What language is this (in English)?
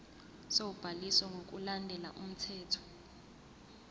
Zulu